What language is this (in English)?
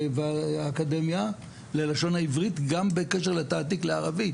Hebrew